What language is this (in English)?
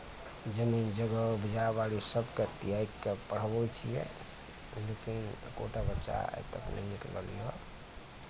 Maithili